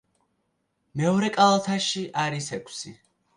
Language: Georgian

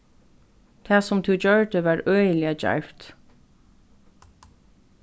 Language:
Faroese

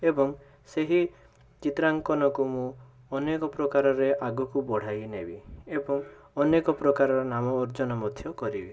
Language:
Odia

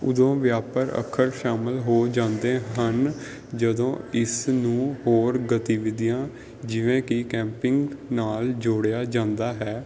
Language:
Punjabi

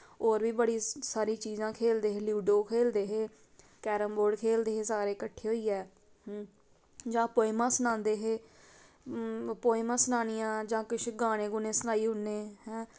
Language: Dogri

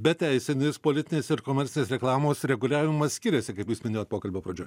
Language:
Lithuanian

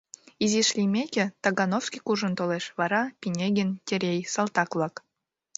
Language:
Mari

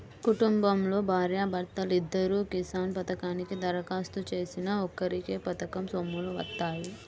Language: Telugu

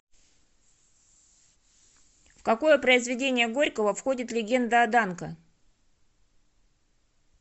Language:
Russian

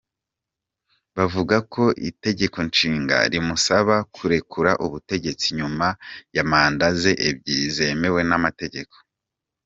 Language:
Kinyarwanda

